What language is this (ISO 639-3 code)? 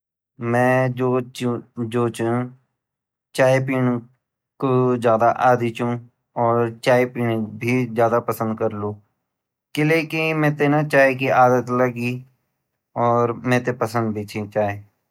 gbm